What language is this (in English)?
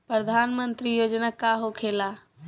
Bhojpuri